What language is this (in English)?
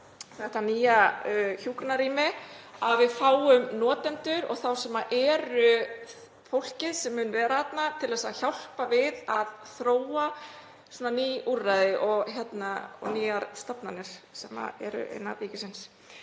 Icelandic